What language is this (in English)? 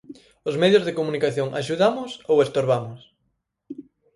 Galician